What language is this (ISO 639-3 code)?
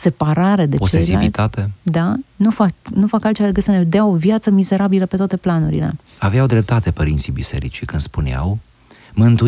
ron